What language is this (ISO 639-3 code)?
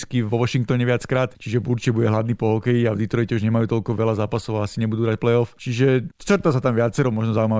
slk